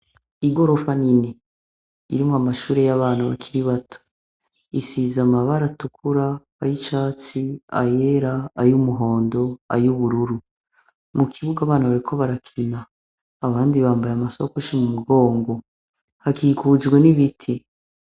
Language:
Rundi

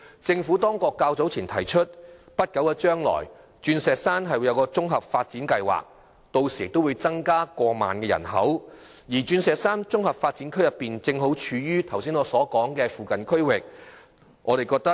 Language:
Cantonese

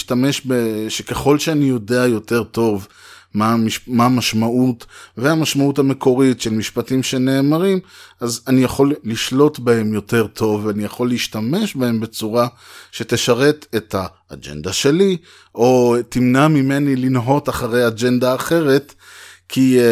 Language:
Hebrew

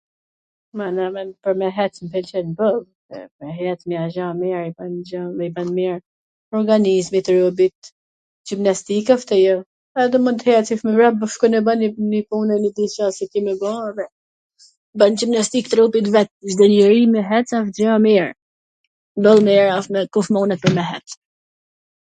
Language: Gheg Albanian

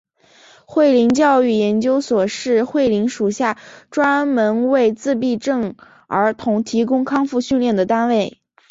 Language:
Chinese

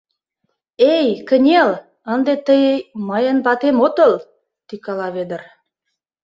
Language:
Mari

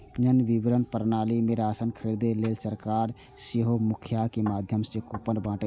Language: Maithili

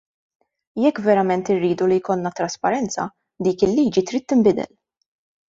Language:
Maltese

